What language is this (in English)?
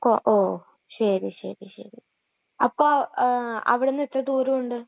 Malayalam